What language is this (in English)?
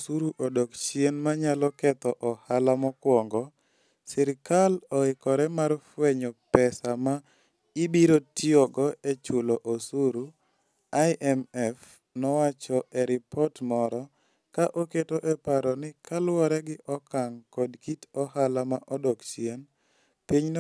Luo (Kenya and Tanzania)